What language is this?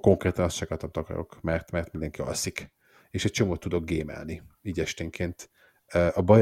Hungarian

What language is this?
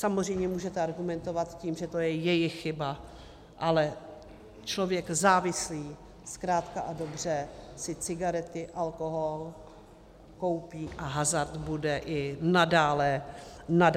Czech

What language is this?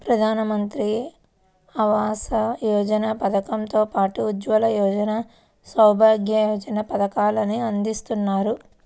Telugu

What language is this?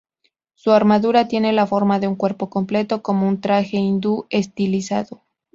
Spanish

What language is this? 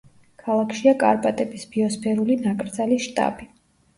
Georgian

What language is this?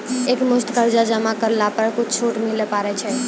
Maithili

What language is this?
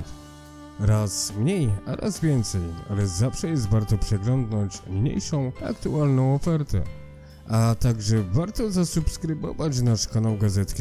Polish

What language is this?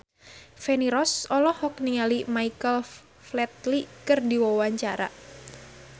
Sundanese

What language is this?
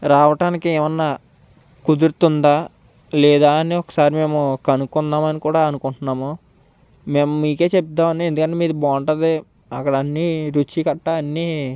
Telugu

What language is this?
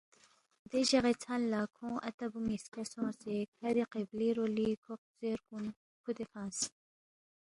Balti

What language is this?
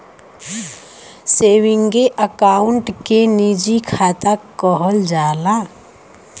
Bhojpuri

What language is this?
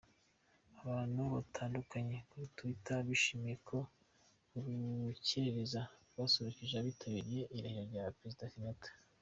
Kinyarwanda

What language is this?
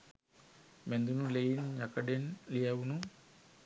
Sinhala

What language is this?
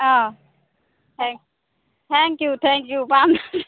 Assamese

